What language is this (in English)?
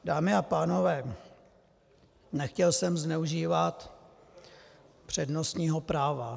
Czech